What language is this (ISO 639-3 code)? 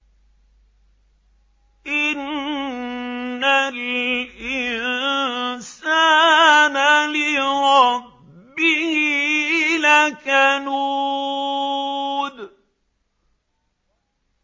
ara